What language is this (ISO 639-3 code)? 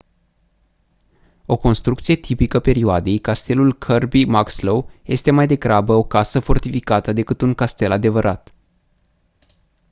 ron